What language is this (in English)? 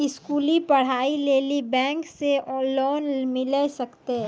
Maithili